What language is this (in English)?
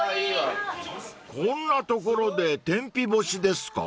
Japanese